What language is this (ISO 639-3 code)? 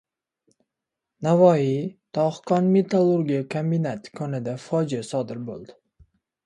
uzb